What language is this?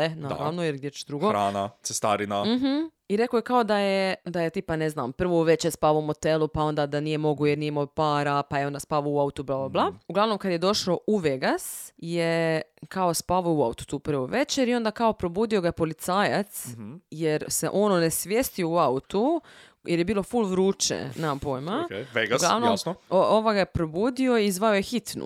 Croatian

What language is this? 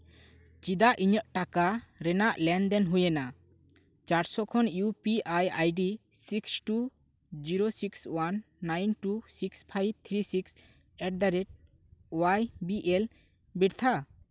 Santali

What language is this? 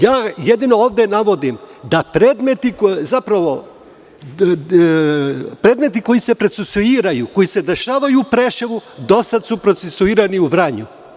Serbian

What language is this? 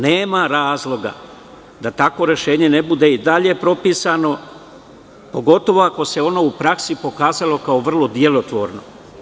Serbian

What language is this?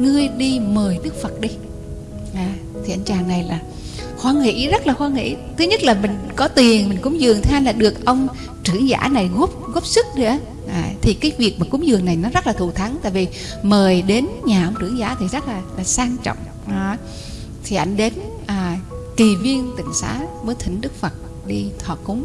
Vietnamese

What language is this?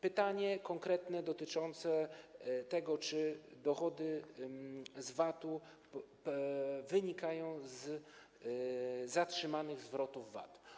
Polish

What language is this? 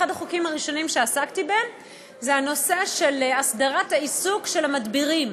Hebrew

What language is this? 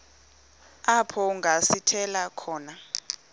Xhosa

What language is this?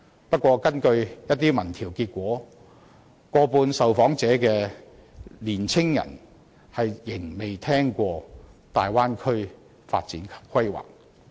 Cantonese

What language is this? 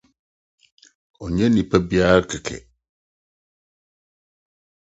Akan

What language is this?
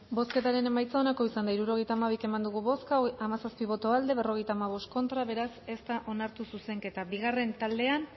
Basque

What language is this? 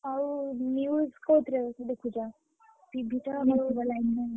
Odia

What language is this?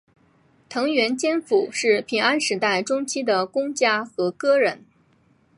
Chinese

